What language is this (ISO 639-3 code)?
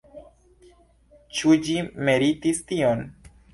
epo